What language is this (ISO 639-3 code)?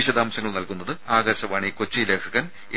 mal